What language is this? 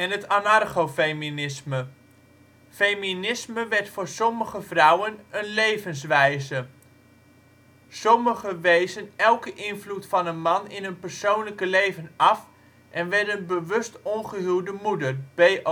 Dutch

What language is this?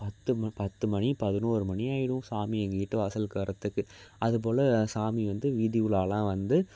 Tamil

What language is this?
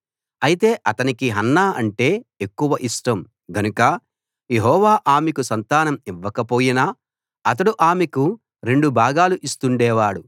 Telugu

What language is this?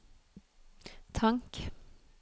Norwegian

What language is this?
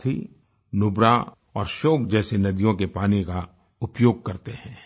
Hindi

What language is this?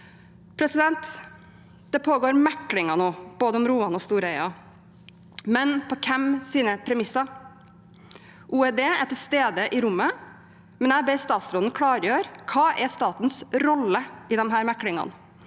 Norwegian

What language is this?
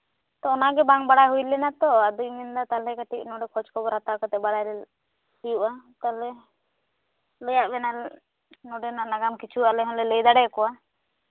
Santali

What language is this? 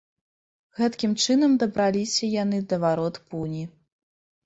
Belarusian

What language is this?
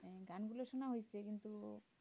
Bangla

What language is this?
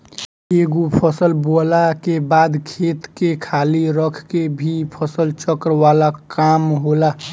Bhojpuri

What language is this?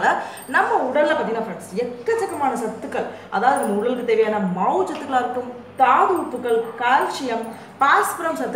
Italian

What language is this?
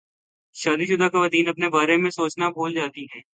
Urdu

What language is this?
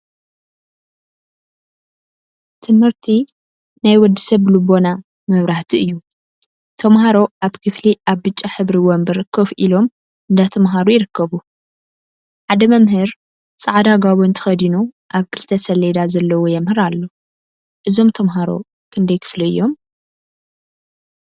Tigrinya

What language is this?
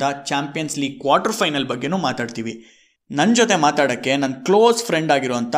Kannada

